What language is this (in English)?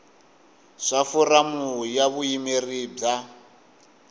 Tsonga